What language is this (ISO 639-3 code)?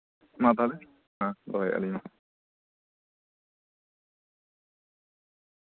sat